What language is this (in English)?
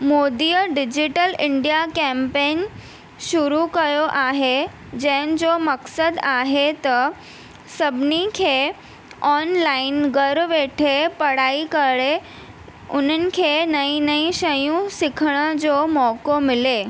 Sindhi